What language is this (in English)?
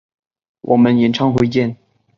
Chinese